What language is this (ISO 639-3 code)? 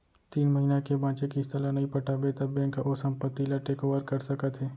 hne